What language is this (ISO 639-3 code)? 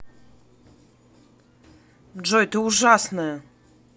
rus